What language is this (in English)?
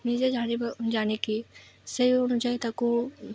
Odia